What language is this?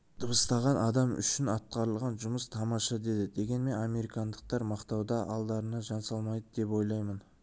Kazakh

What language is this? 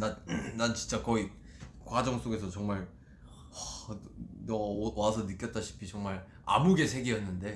Korean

